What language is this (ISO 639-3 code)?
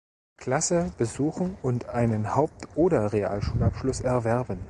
deu